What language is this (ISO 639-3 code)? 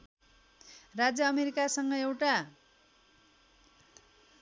nep